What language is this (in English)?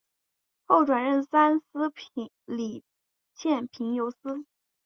Chinese